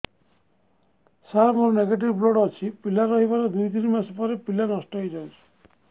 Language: Odia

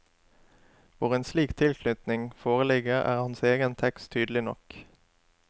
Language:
Norwegian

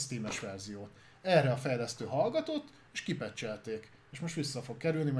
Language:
Hungarian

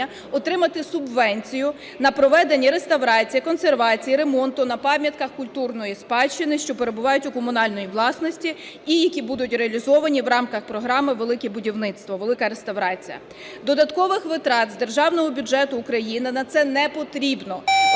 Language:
Ukrainian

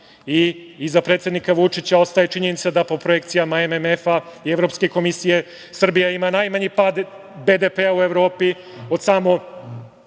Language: Serbian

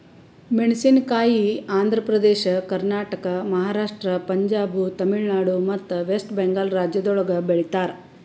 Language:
Kannada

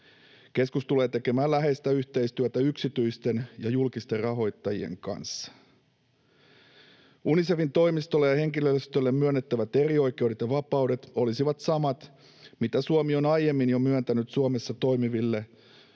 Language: Finnish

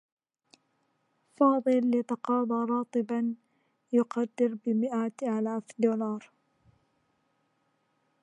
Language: Arabic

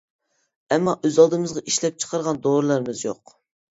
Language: Uyghur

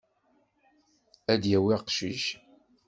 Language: Kabyle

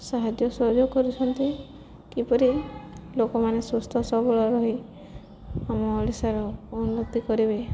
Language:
Odia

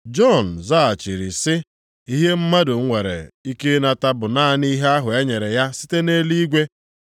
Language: Igbo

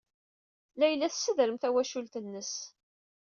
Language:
Kabyle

